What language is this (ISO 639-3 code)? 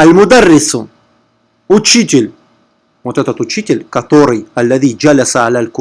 rus